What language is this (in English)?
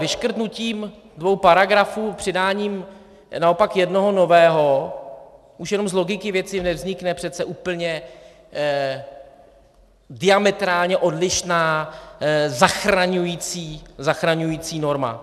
Czech